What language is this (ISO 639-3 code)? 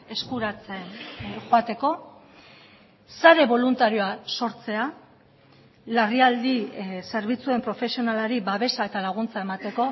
eus